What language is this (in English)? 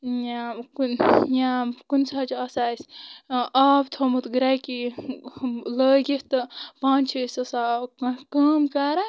Kashmiri